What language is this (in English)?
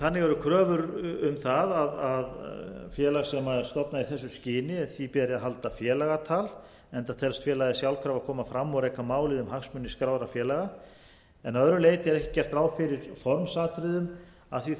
Icelandic